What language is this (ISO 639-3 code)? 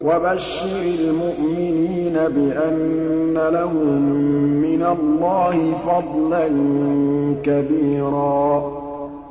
ara